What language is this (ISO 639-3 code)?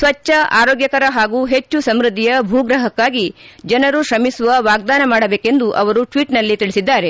kan